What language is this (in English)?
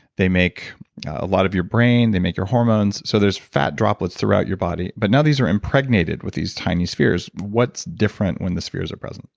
English